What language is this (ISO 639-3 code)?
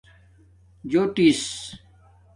dmk